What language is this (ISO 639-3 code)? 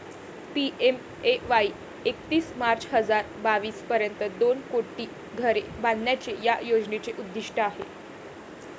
mar